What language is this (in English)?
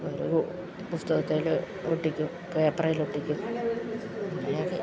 Malayalam